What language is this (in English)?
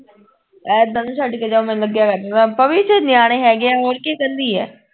Punjabi